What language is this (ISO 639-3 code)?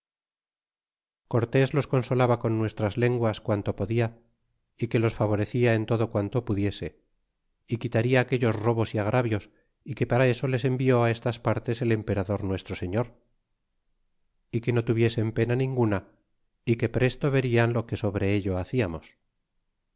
spa